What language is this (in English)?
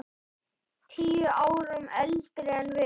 Icelandic